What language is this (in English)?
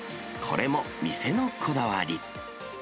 Japanese